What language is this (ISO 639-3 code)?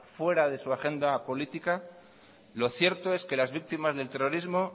spa